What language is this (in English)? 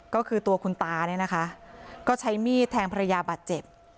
Thai